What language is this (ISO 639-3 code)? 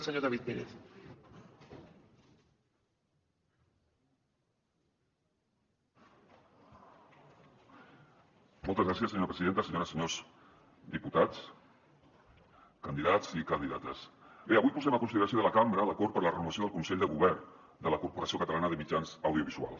cat